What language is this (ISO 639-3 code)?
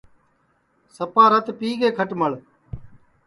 ssi